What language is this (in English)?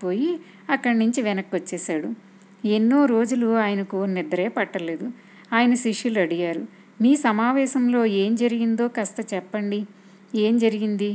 Telugu